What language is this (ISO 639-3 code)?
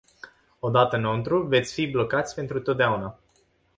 ron